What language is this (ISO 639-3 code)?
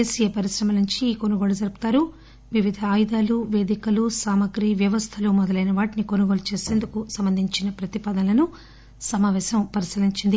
tel